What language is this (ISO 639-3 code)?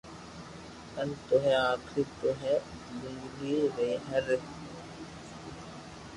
lrk